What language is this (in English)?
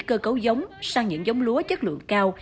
Vietnamese